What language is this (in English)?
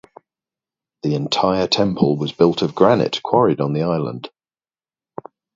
English